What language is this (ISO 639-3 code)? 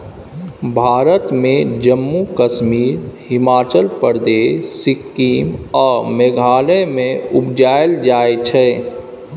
mai